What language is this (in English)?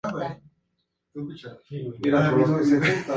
Spanish